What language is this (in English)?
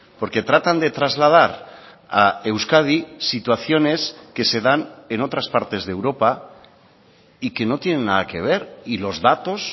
Spanish